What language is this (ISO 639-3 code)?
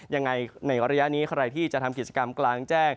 tha